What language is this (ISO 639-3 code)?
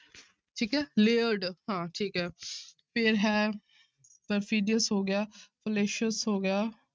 pan